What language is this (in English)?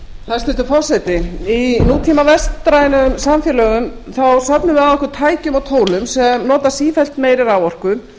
Icelandic